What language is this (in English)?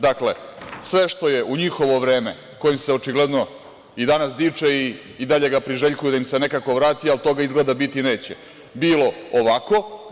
Serbian